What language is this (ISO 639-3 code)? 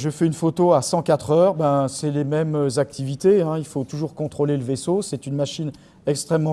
fra